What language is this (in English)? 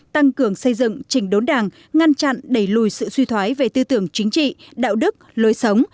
Vietnamese